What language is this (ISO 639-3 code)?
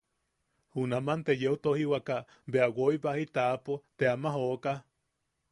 yaq